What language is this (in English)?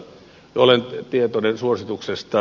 Finnish